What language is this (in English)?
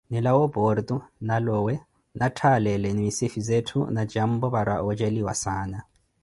Koti